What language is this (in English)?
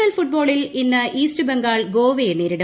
Malayalam